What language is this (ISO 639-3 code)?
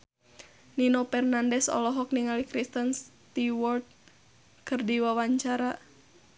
sun